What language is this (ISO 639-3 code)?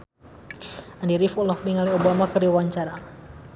sun